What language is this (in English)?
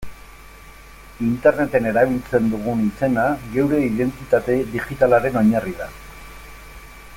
Basque